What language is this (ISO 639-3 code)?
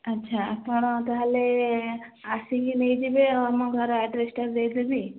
ori